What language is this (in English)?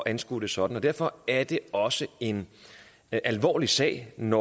Danish